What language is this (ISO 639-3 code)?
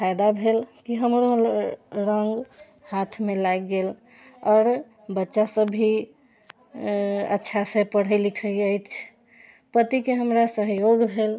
mai